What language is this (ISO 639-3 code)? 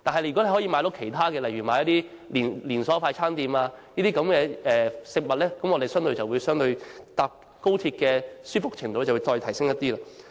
yue